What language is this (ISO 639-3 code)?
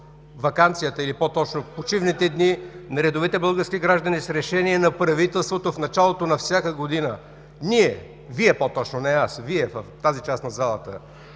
bul